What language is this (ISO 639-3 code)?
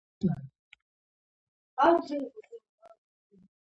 kat